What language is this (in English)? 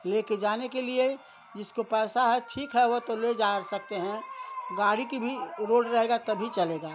Hindi